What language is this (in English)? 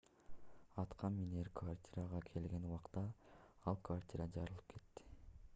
Kyrgyz